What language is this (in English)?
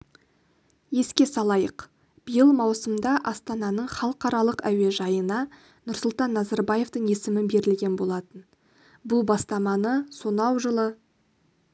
Kazakh